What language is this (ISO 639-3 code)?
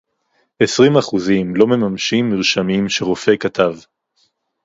heb